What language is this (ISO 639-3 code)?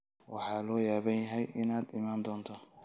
som